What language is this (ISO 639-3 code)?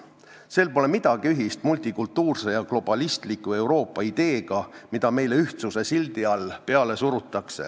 est